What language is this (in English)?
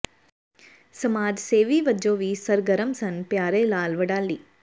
Punjabi